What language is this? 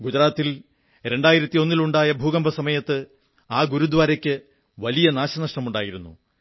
Malayalam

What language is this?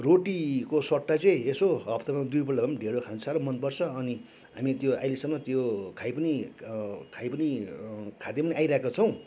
Nepali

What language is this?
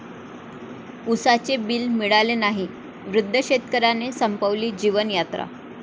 Marathi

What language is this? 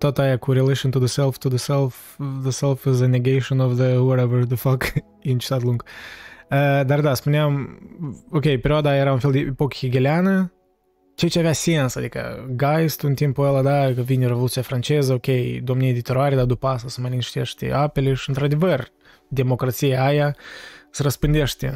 Romanian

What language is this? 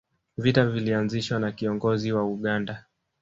Swahili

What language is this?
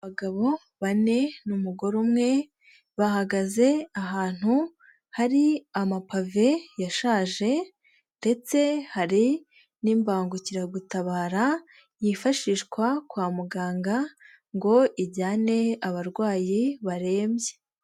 Kinyarwanda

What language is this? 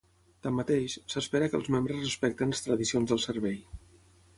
Catalan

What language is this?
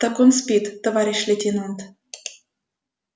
Russian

